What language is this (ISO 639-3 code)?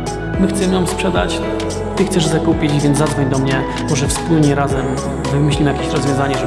pol